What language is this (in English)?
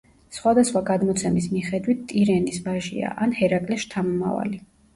Georgian